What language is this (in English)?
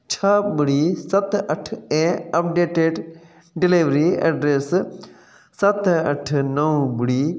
Sindhi